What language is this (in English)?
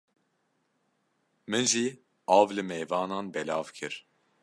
Kurdish